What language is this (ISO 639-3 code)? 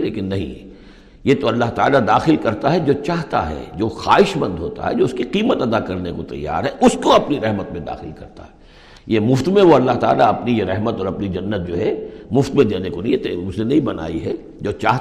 urd